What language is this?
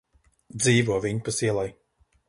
Latvian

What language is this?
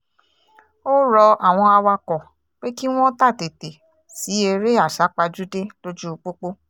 Yoruba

